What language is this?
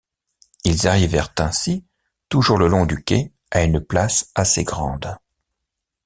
French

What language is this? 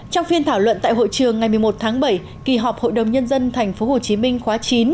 Vietnamese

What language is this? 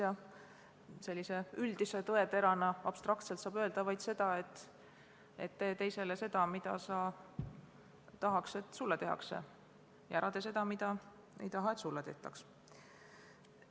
Estonian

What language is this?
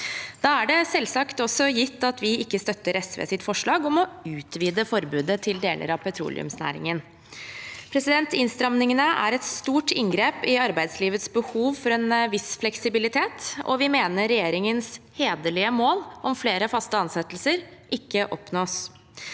Norwegian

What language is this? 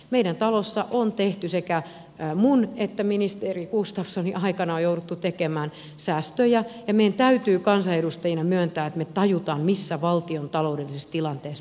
Finnish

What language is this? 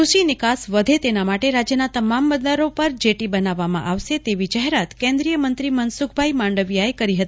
Gujarati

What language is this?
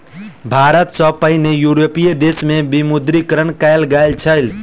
Maithili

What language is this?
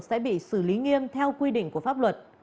Vietnamese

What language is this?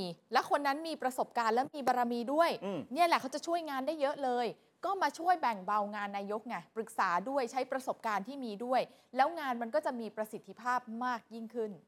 Thai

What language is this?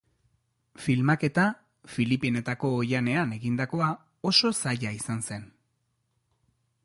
Basque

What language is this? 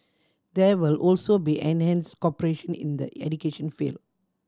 English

